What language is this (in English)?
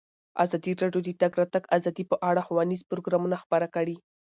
Pashto